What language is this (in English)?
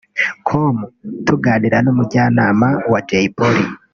Kinyarwanda